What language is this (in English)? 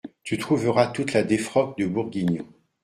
French